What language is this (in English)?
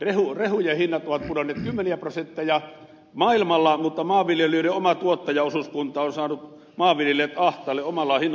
Finnish